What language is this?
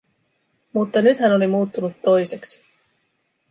Finnish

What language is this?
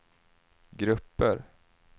Swedish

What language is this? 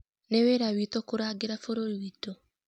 Kikuyu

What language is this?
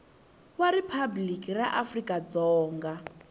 Tsonga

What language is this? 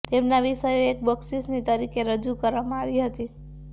Gujarati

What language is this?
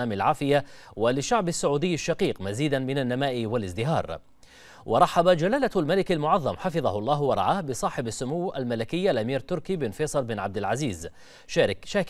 Arabic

